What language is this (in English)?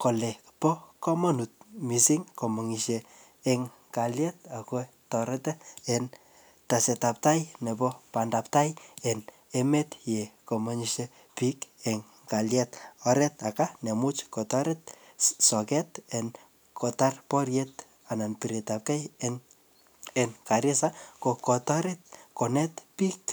Kalenjin